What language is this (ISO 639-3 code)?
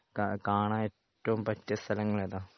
mal